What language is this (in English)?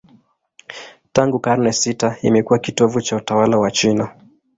Swahili